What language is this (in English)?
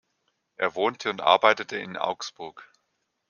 German